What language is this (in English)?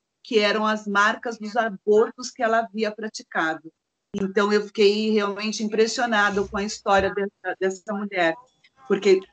Portuguese